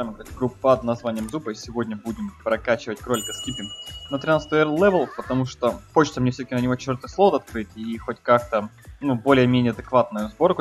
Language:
Russian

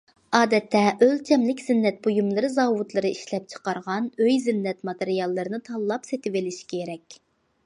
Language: Uyghur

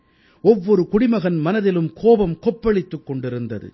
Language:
Tamil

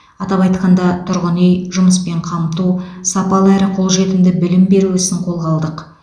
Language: Kazakh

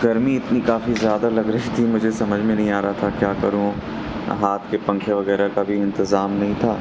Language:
Urdu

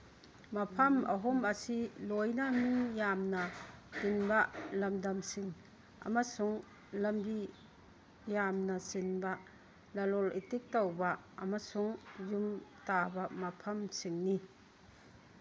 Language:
Manipuri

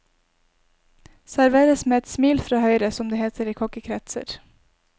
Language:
Norwegian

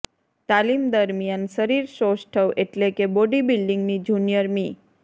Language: Gujarati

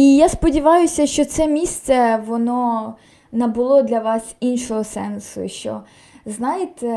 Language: Ukrainian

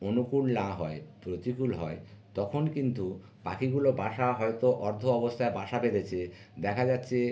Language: Bangla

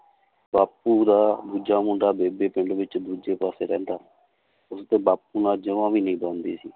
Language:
Punjabi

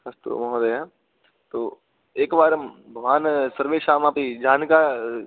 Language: Sanskrit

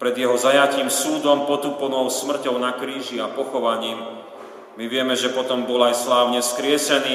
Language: Slovak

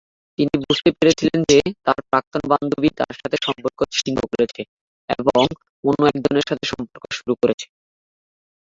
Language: Bangla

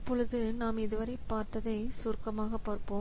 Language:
Tamil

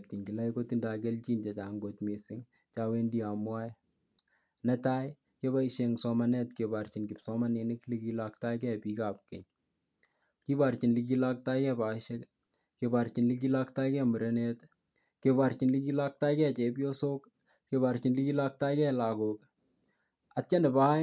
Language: Kalenjin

